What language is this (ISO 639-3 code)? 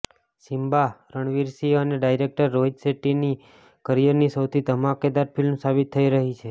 guj